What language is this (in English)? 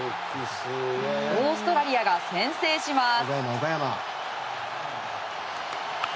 Japanese